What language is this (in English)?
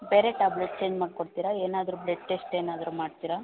Kannada